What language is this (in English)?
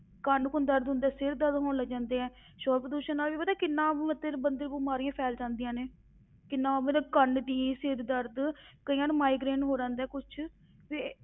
Punjabi